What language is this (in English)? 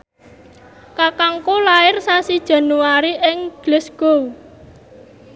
Javanese